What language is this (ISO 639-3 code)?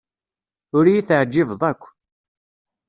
kab